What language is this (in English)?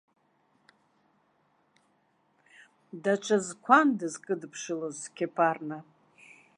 Abkhazian